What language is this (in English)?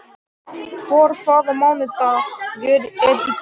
Icelandic